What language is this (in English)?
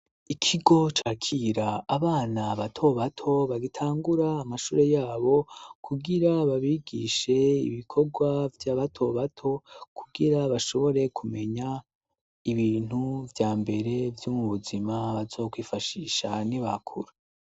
Rundi